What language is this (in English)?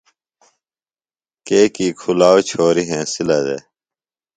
Phalura